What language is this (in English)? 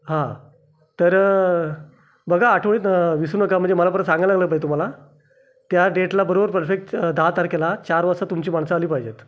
Marathi